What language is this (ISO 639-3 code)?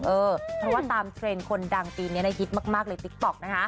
tha